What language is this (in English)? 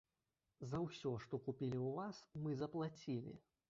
Belarusian